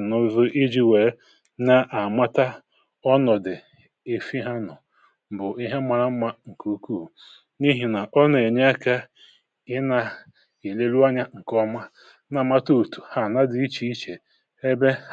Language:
Igbo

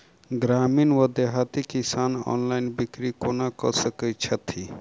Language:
Maithili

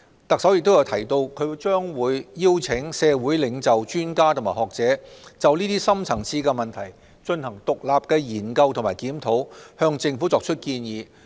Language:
Cantonese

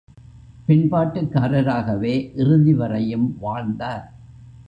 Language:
Tamil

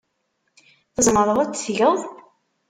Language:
Kabyle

